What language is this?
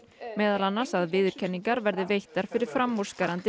Icelandic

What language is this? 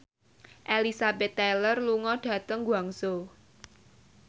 Javanese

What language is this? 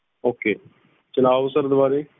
Punjabi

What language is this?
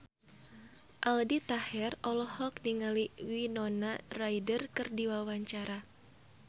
Sundanese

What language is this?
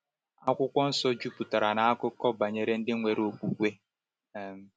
Igbo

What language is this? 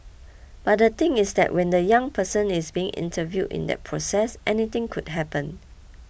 English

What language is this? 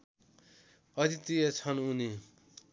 Nepali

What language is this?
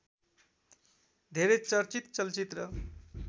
Nepali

